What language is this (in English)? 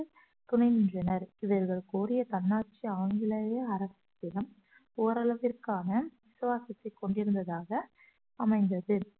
Tamil